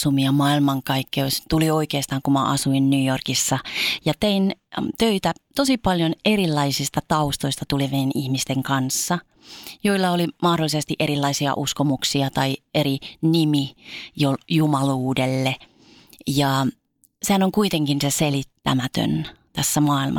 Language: Finnish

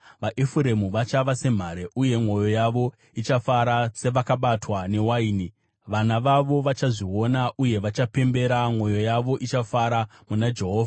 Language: Shona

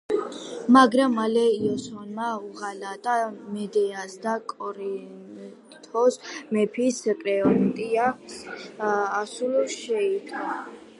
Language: Georgian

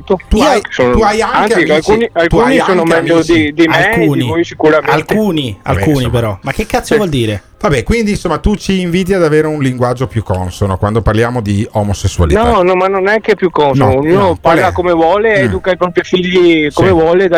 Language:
Italian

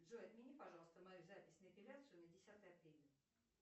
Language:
Russian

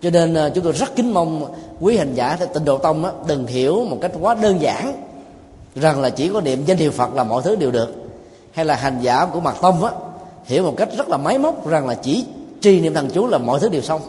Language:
Vietnamese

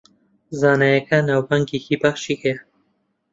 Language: Central Kurdish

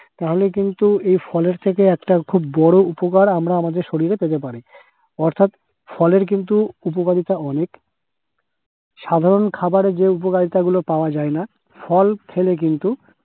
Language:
Bangla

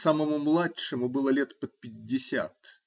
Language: Russian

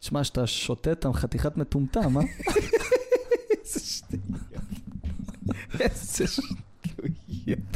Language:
Hebrew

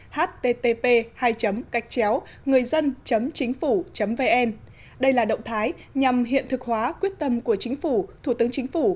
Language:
Vietnamese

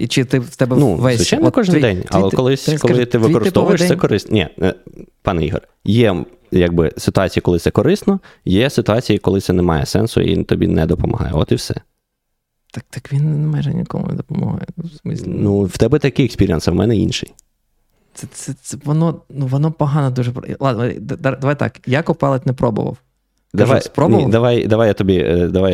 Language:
Ukrainian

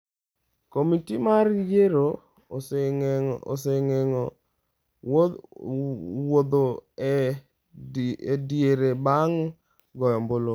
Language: Luo (Kenya and Tanzania)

